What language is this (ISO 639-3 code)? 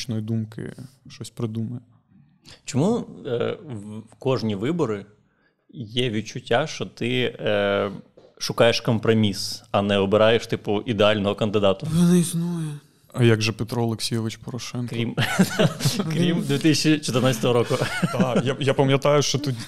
ukr